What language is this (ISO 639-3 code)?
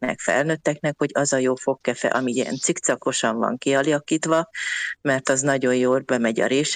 hun